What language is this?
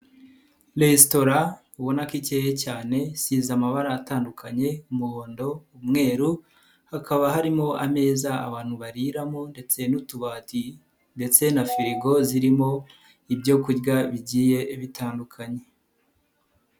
Kinyarwanda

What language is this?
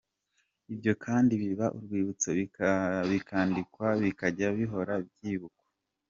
Kinyarwanda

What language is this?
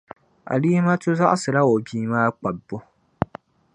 Dagbani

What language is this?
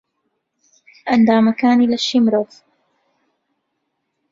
Central Kurdish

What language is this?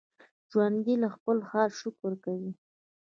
Pashto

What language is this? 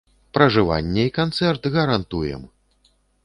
Belarusian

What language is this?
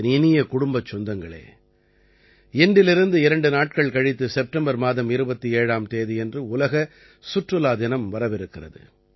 Tamil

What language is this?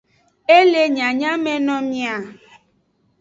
Aja (Benin)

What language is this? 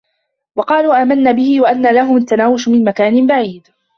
Arabic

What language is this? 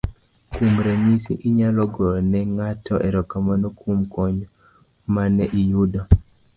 Luo (Kenya and Tanzania)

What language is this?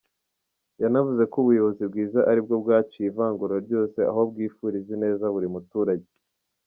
Kinyarwanda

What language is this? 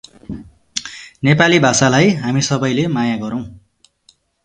Nepali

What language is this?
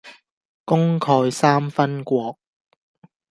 Cantonese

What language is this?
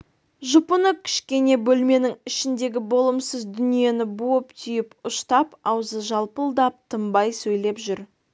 Kazakh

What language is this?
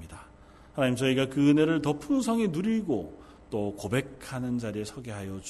Korean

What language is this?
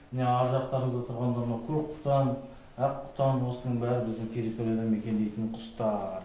Kazakh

